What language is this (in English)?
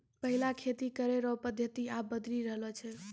Maithili